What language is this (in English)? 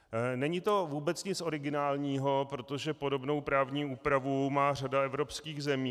Czech